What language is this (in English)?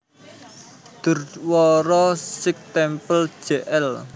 Javanese